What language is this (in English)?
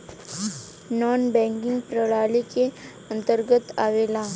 Bhojpuri